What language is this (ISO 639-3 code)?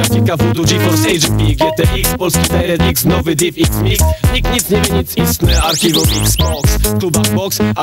pol